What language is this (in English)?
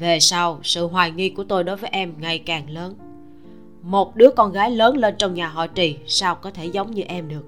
Vietnamese